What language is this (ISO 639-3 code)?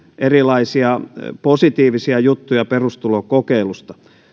fin